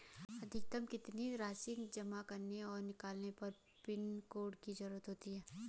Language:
Hindi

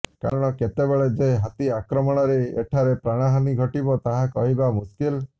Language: Odia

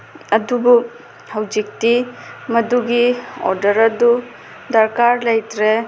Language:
Manipuri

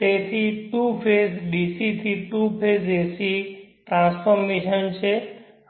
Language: Gujarati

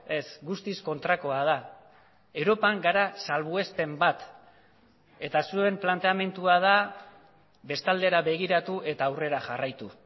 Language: Basque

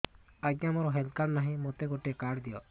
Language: Odia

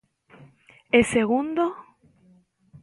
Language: Galician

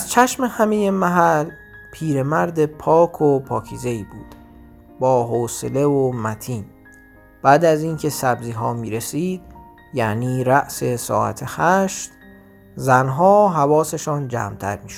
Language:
Persian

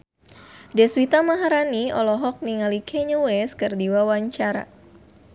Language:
Sundanese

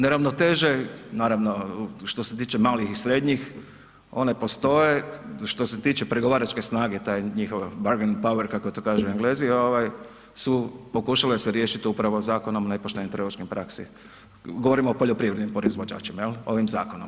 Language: Croatian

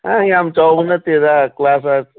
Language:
Manipuri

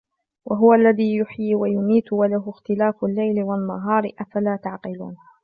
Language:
Arabic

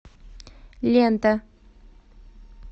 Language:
Russian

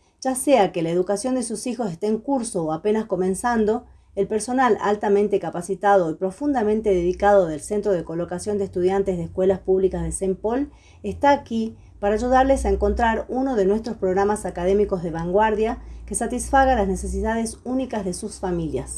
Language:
Spanish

